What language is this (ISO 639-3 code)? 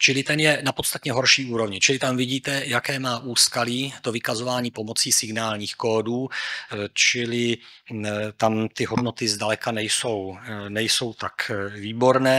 ces